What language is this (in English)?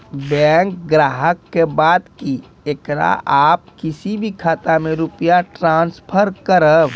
Maithili